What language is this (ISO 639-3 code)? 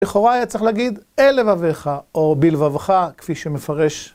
heb